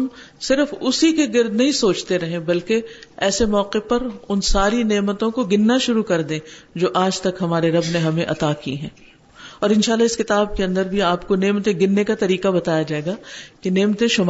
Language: Urdu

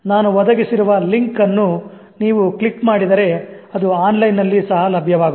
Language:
Kannada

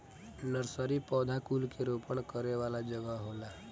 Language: Bhojpuri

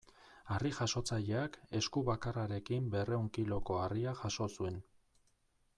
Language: Basque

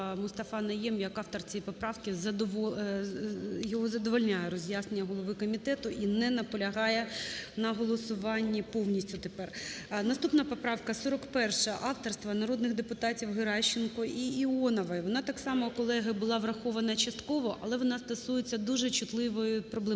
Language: Ukrainian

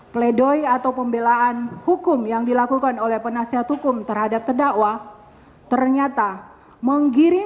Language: Indonesian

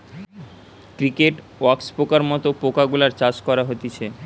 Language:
Bangla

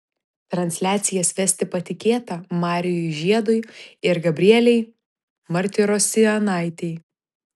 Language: Lithuanian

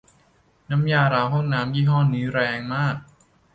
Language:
Thai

